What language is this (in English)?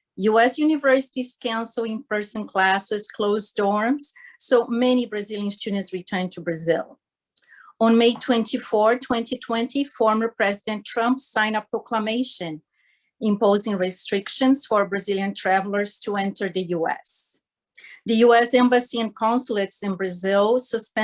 English